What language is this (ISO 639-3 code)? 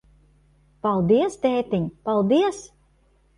lav